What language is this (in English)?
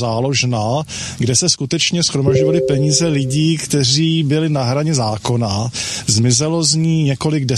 Czech